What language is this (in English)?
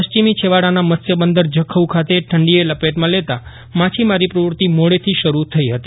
Gujarati